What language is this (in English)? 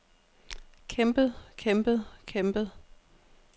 Danish